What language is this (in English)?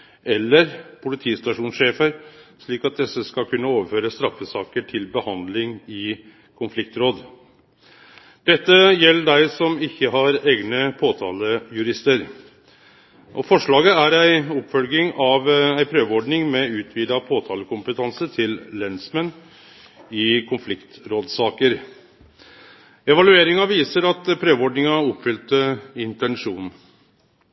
Norwegian Nynorsk